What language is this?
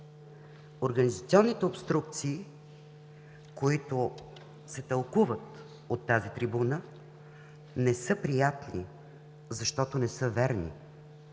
Bulgarian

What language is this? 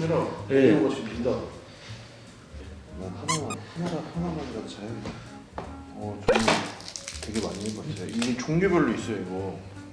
Korean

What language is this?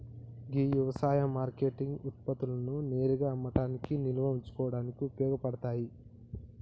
Telugu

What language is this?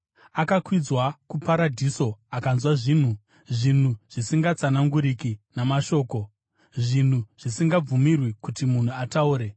Shona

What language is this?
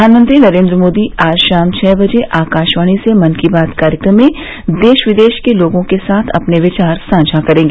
Hindi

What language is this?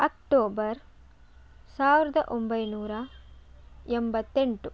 Kannada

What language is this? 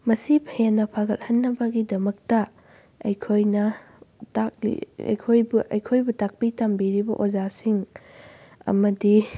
Manipuri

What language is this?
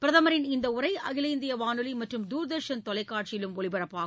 Tamil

